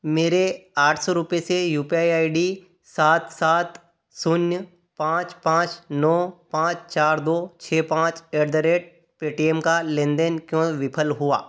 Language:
Hindi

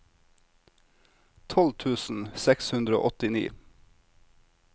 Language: Norwegian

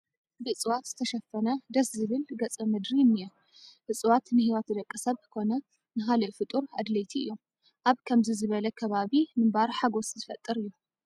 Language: Tigrinya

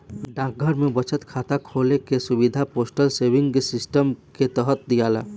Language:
Bhojpuri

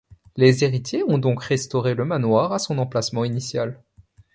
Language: French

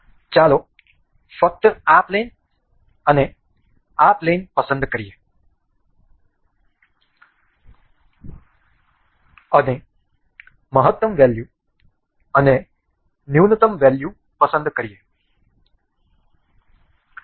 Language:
Gujarati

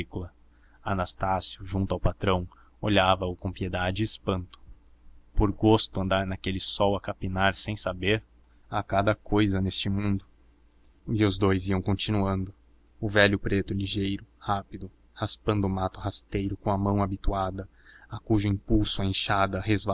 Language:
Portuguese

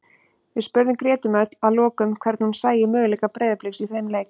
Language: Icelandic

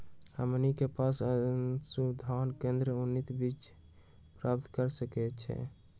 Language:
Magahi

